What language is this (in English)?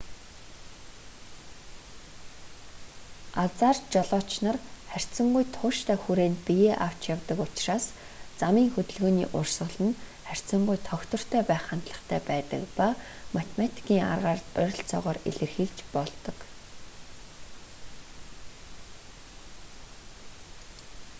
Mongolian